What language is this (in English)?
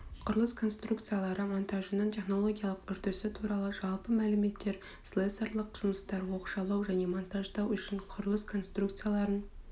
Kazakh